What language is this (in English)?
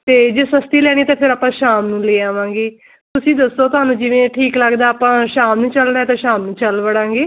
Punjabi